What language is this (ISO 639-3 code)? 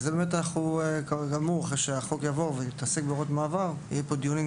heb